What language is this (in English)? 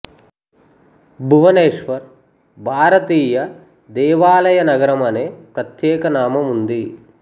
Telugu